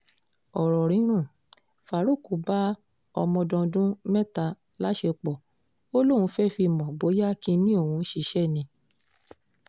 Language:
Yoruba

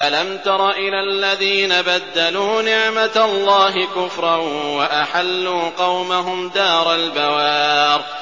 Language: Arabic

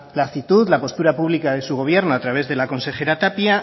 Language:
Spanish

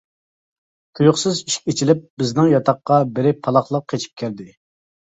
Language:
Uyghur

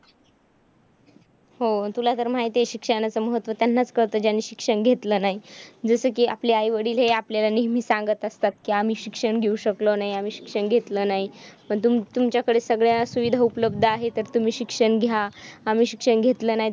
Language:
Marathi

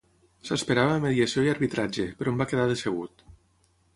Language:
Catalan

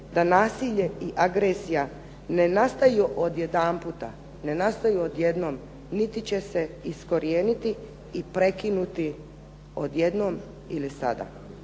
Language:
Croatian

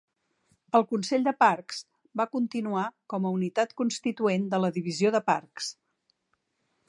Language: Catalan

